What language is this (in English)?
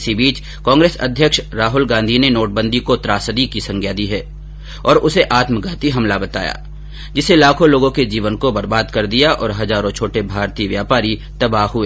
Hindi